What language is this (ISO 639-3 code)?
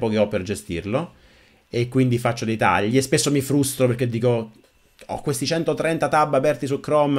ita